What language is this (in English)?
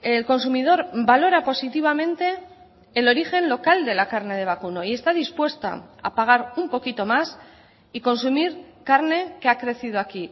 Spanish